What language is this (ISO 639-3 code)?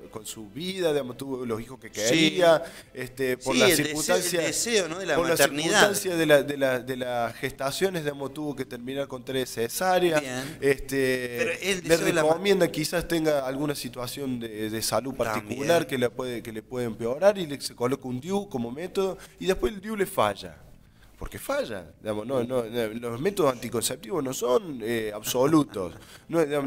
spa